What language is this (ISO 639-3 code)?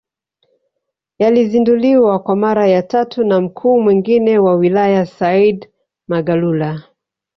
swa